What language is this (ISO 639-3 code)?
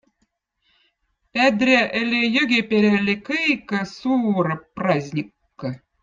vot